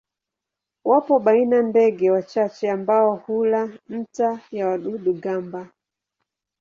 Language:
Swahili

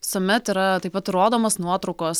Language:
Lithuanian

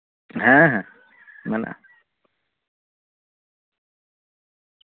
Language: Santali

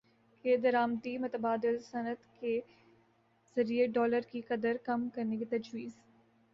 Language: Urdu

